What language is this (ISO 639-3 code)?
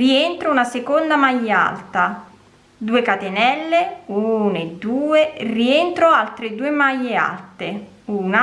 ita